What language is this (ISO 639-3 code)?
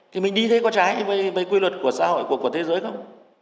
vie